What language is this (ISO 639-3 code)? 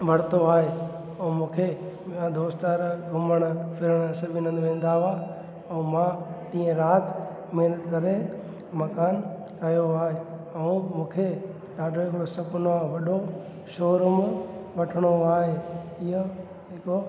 snd